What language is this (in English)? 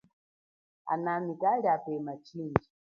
Chokwe